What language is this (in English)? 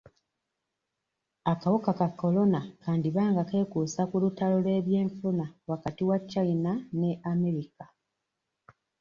Ganda